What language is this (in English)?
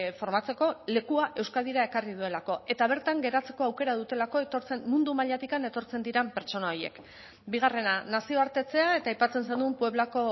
Basque